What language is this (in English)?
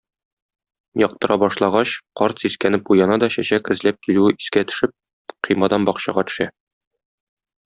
Tatar